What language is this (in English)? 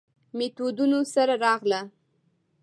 Pashto